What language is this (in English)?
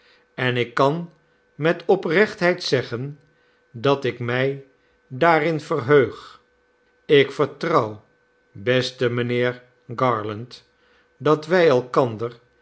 Dutch